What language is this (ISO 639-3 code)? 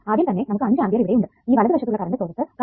mal